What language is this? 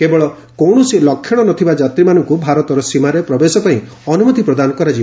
Odia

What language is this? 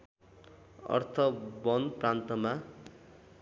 Nepali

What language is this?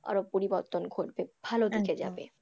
Bangla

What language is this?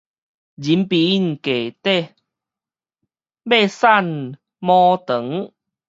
Min Nan Chinese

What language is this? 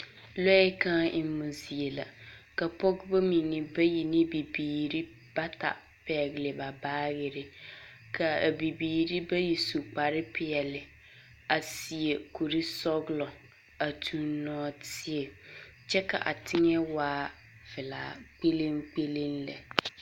Southern Dagaare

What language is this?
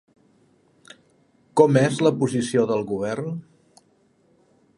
Catalan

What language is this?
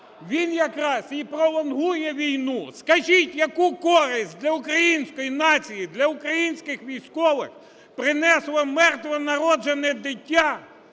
Ukrainian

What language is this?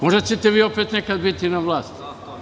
Serbian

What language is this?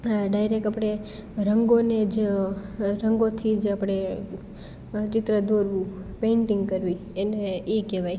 Gujarati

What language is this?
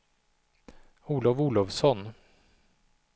Swedish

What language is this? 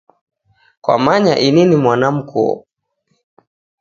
Taita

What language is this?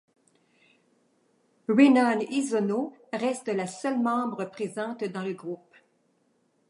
French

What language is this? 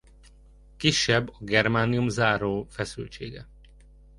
Hungarian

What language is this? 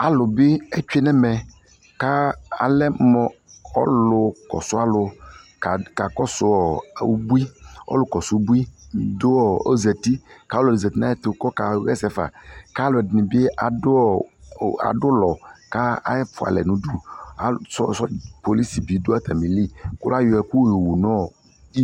Ikposo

